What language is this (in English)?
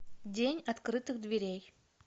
Russian